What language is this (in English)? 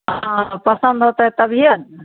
Maithili